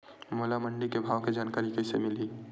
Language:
Chhattisgarhi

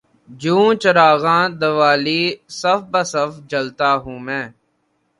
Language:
Urdu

